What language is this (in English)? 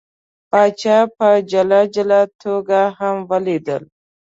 Pashto